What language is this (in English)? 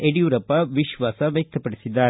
Kannada